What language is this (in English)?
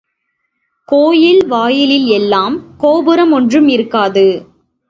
Tamil